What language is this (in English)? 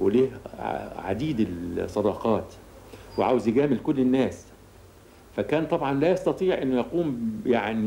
Arabic